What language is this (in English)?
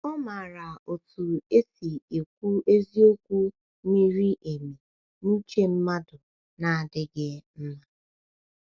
Igbo